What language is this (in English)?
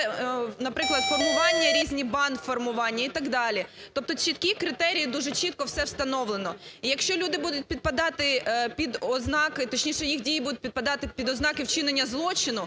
Ukrainian